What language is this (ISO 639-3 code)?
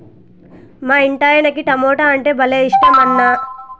tel